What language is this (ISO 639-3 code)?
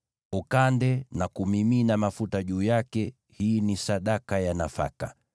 swa